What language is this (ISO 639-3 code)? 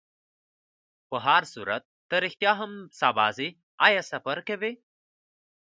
pus